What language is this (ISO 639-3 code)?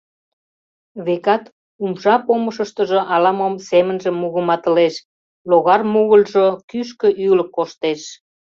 chm